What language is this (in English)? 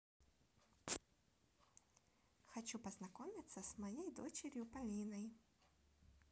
Russian